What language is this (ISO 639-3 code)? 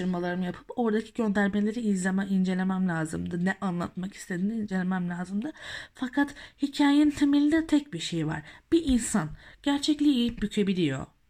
tur